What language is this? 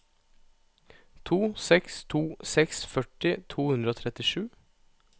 Norwegian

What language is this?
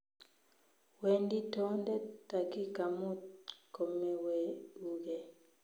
Kalenjin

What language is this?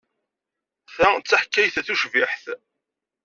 Kabyle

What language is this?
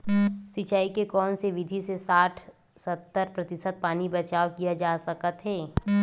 Chhattisgarhi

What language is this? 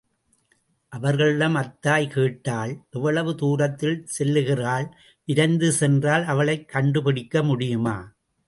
Tamil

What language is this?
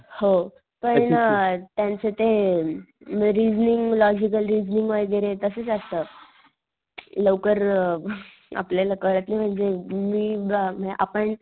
Marathi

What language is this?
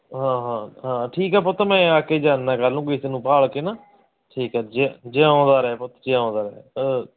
Punjabi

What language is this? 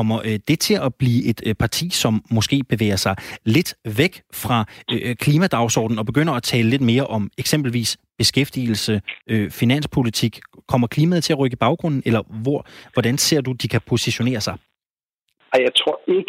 Danish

